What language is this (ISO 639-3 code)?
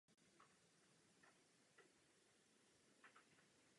ces